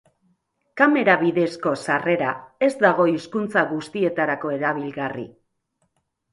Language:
Basque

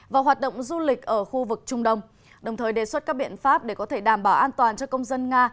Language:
Vietnamese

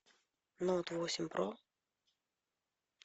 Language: Russian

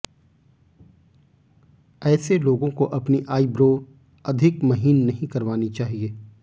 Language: Hindi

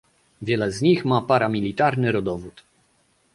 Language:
Polish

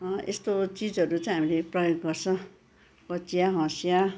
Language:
Nepali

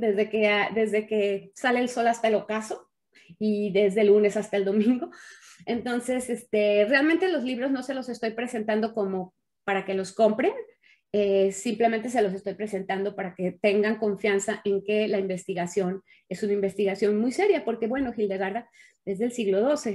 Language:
Spanish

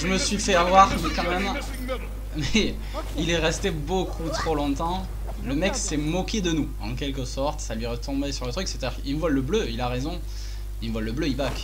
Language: French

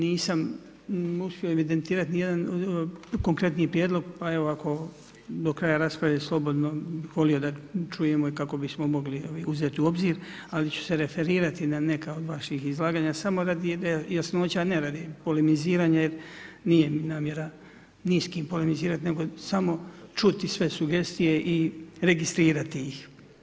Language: Croatian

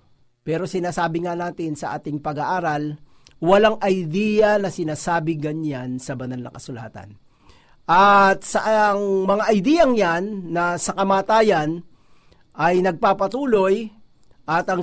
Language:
Filipino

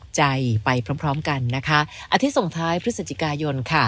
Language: Thai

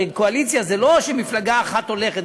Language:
Hebrew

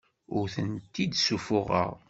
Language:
Kabyle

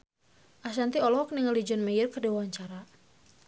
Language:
Sundanese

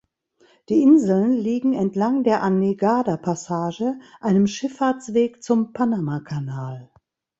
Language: German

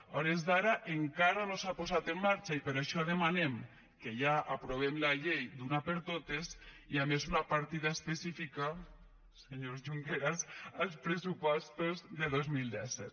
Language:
Catalan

